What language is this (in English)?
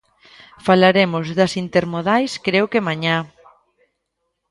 Galician